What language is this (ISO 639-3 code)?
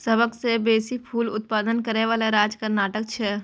mai